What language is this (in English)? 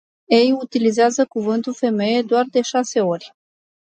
Romanian